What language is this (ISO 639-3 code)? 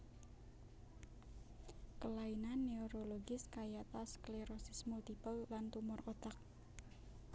jav